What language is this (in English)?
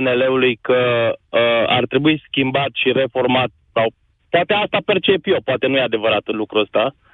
Romanian